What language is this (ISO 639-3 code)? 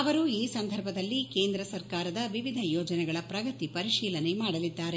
kan